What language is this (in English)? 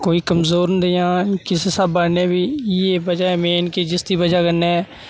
Dogri